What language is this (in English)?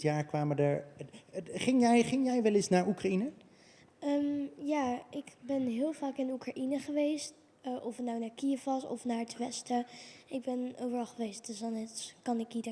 Dutch